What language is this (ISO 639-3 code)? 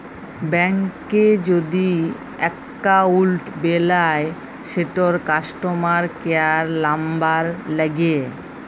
ben